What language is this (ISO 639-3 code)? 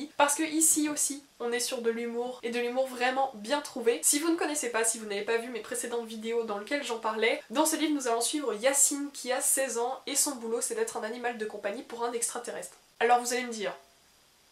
fra